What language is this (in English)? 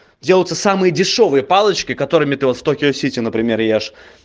Russian